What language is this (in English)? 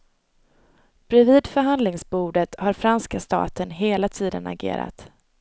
Swedish